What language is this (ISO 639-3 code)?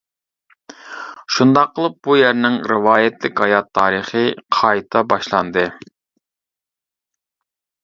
uig